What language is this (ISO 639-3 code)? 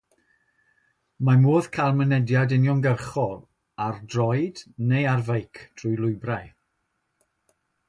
cym